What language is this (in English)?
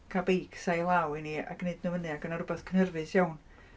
Welsh